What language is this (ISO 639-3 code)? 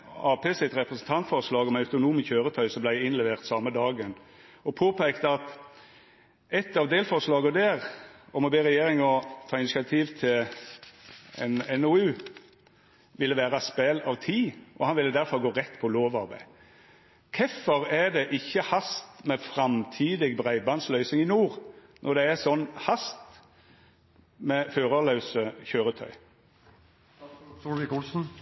nno